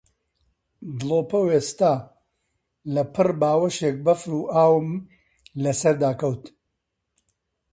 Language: Central Kurdish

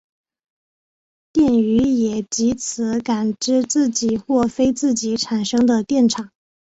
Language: Chinese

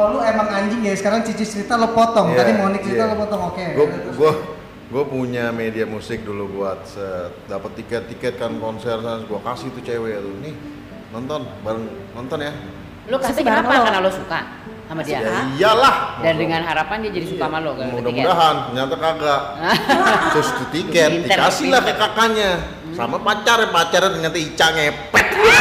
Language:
Indonesian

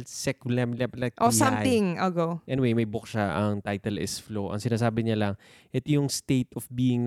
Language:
Filipino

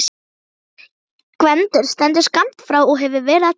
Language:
Icelandic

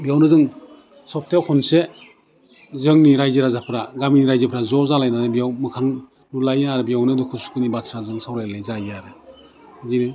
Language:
Bodo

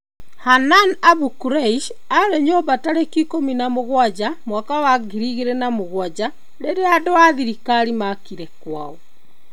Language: Kikuyu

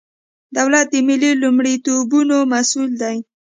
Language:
Pashto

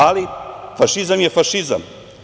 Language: Serbian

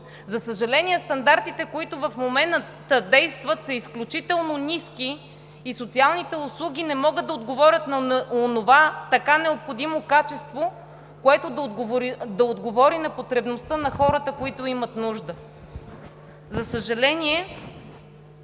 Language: Bulgarian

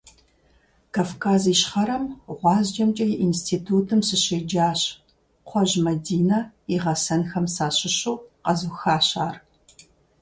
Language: Kabardian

